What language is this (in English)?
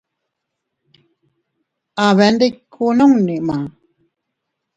Teutila Cuicatec